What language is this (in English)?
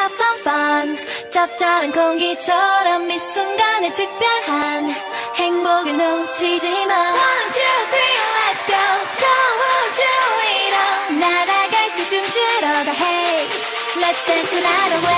Thai